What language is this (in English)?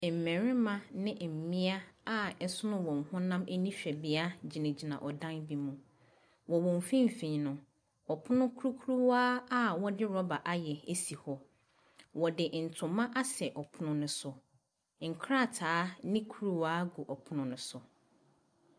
Akan